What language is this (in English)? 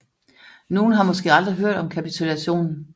Danish